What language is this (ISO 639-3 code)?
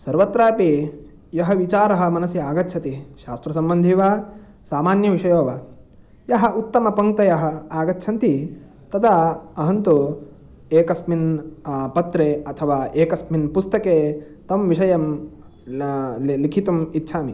san